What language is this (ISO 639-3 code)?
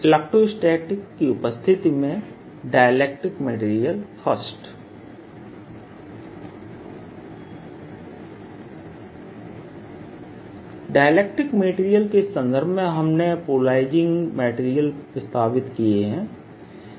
hin